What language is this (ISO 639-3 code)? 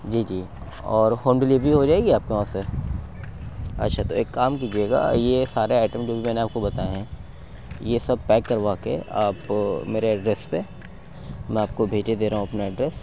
urd